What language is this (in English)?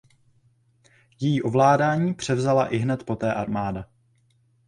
Czech